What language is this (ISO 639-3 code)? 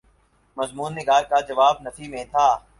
urd